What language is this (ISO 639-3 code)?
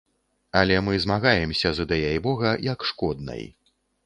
bel